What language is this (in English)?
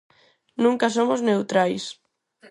Galician